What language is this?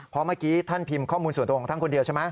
Thai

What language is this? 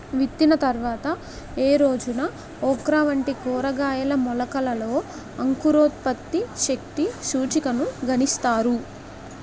Telugu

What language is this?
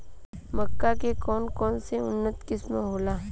Bhojpuri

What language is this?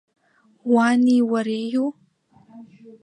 Abkhazian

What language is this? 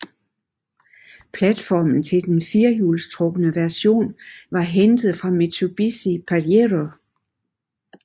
Danish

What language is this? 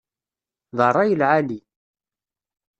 Kabyle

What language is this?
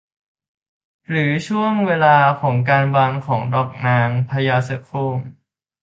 Thai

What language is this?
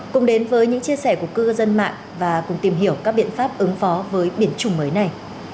Vietnamese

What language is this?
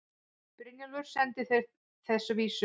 Icelandic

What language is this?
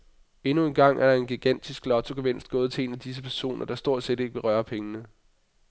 Danish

